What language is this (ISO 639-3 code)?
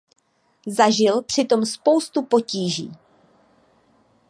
ces